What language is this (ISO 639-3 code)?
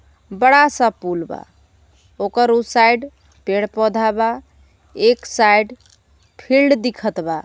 bho